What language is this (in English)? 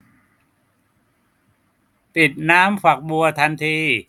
Thai